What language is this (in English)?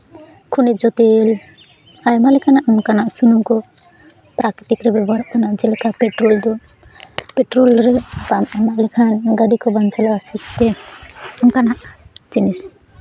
Santali